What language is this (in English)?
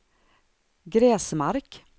Swedish